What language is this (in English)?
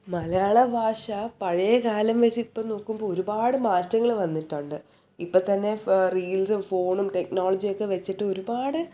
Malayalam